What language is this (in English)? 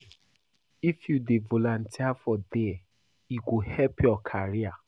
Nigerian Pidgin